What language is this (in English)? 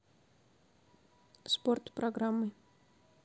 Russian